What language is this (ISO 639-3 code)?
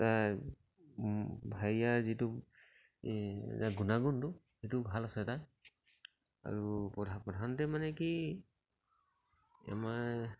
asm